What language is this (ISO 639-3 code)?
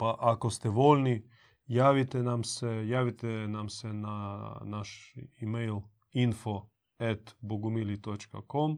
hrv